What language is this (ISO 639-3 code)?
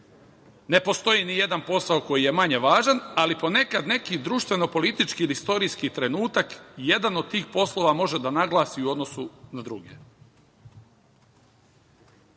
srp